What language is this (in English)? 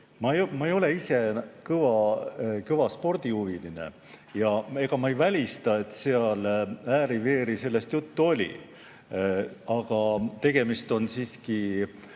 Estonian